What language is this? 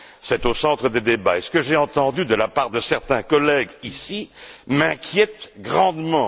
French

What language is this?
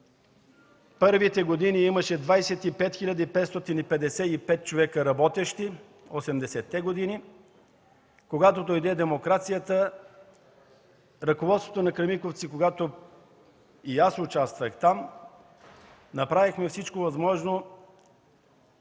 Bulgarian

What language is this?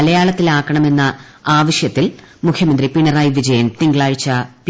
Malayalam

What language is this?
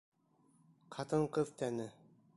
Bashkir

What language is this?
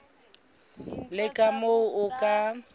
Southern Sotho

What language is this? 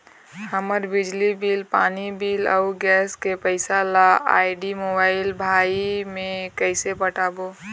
Chhattisgarhi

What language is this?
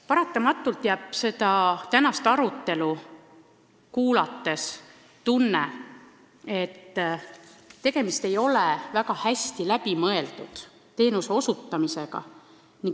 Estonian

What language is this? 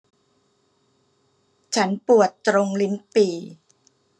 Thai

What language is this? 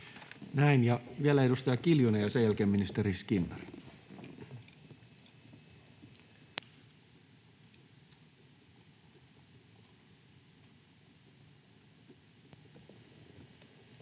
Finnish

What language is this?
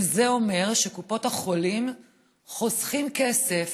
Hebrew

